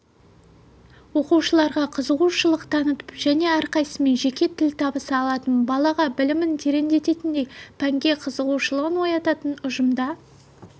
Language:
Kazakh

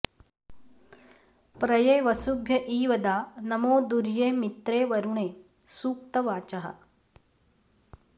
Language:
Sanskrit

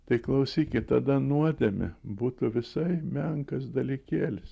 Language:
Lithuanian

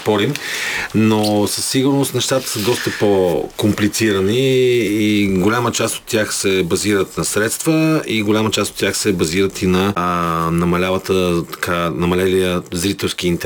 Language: Bulgarian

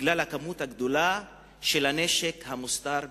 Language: Hebrew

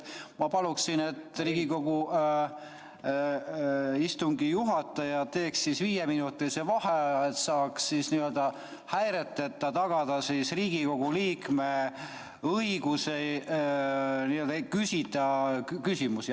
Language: Estonian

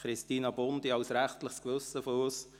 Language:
Swiss German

